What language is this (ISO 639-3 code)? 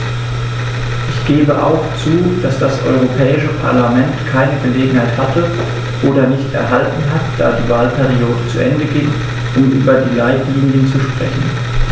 deu